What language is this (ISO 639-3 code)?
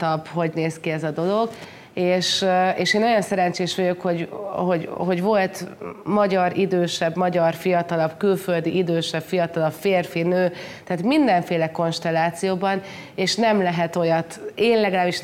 hun